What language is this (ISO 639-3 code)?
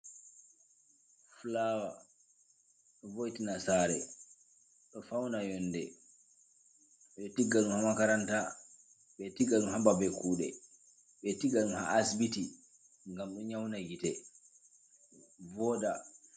ful